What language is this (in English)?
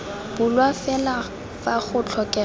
Tswana